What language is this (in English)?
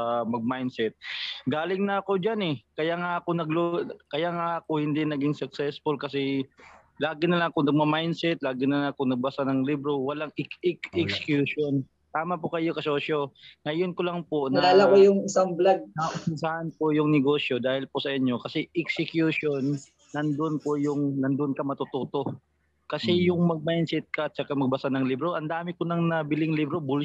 Filipino